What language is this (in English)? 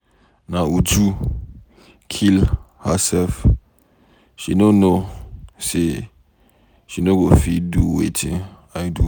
Nigerian Pidgin